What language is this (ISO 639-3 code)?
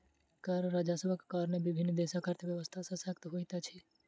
mai